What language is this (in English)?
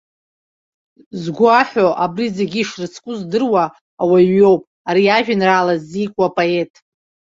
Abkhazian